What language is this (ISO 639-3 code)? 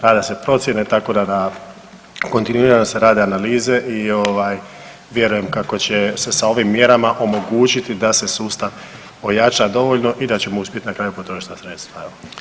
hrv